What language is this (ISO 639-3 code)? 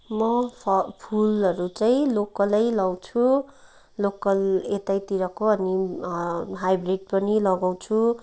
nep